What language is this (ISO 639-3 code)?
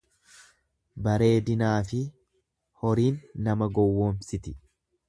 orm